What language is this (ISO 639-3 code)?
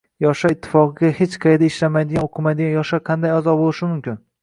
uzb